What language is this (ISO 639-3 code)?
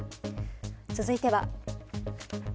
jpn